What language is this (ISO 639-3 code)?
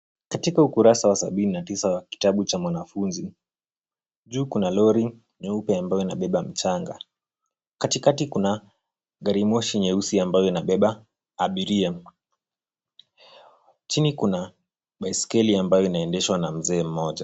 swa